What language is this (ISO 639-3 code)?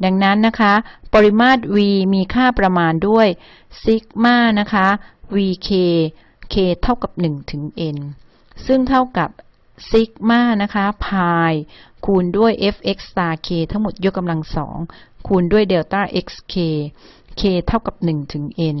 tha